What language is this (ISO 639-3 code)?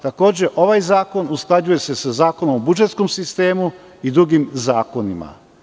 srp